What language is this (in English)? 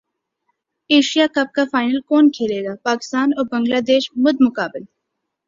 Urdu